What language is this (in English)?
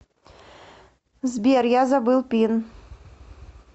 Russian